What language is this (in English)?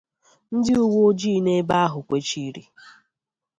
Igbo